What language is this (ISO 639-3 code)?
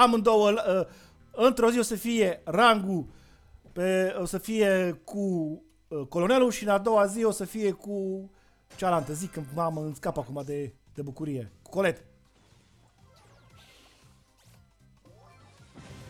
ron